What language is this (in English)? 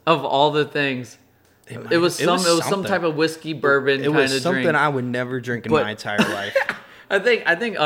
English